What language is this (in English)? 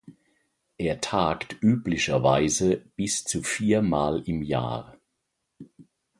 German